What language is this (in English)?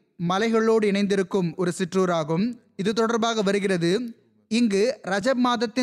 Tamil